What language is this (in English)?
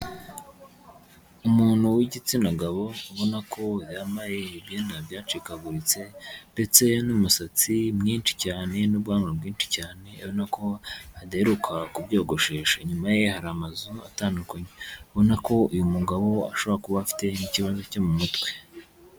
Kinyarwanda